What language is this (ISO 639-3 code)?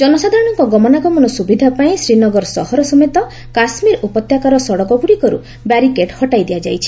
ori